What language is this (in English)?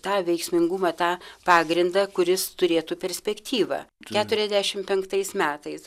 Lithuanian